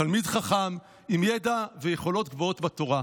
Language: Hebrew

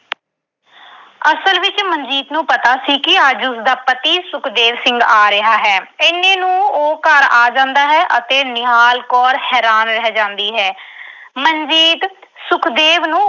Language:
Punjabi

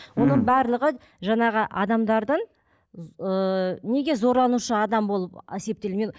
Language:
Kazakh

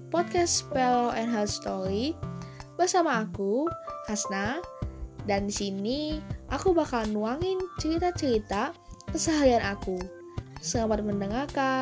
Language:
Indonesian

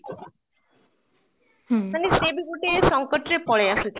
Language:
Odia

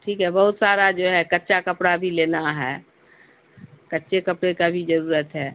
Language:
Urdu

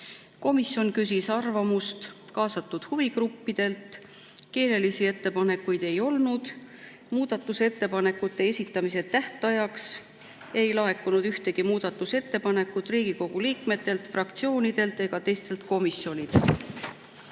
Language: Estonian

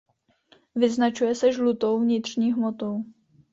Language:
Czech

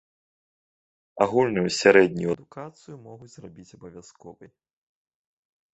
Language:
Belarusian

